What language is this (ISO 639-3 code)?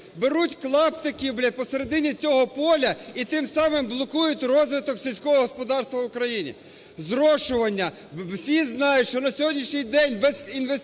ukr